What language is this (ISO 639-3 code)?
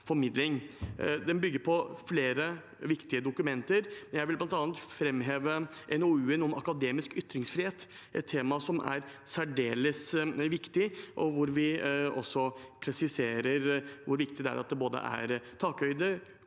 nor